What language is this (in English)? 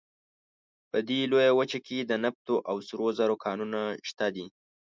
Pashto